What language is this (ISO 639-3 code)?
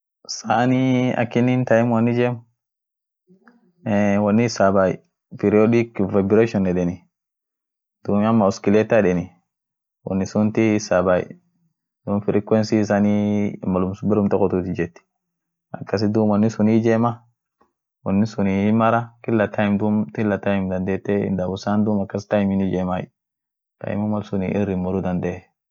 orc